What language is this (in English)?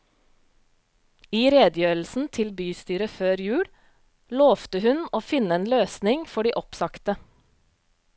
Norwegian